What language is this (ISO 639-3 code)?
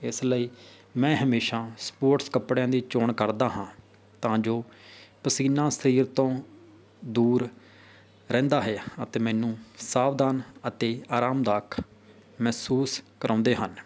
pan